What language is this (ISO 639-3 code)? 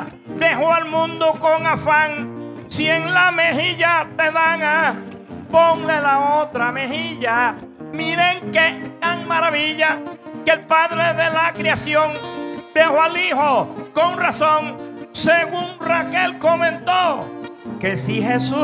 spa